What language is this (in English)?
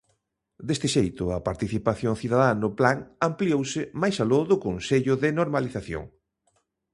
Galician